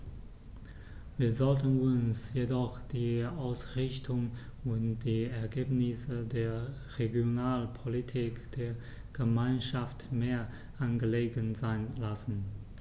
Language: German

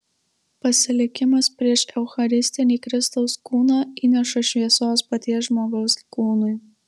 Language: Lithuanian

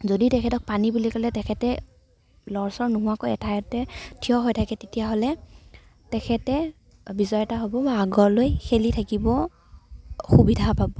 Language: Assamese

